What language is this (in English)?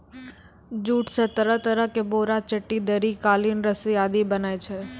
Maithili